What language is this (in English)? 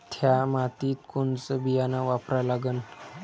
Marathi